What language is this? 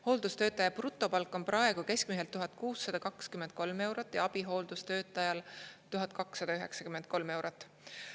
Estonian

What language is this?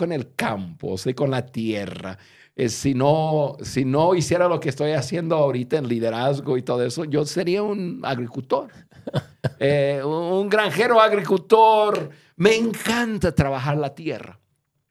Spanish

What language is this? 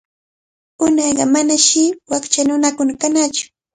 Cajatambo North Lima Quechua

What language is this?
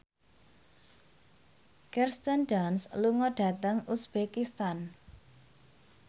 Javanese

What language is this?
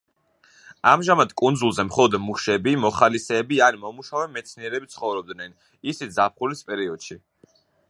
Georgian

